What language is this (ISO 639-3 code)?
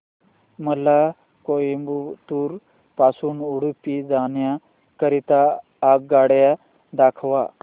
mar